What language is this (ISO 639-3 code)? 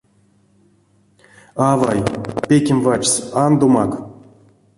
myv